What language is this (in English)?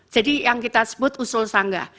Indonesian